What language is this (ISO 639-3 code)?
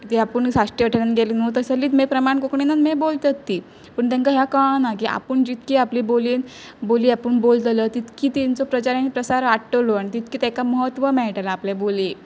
kok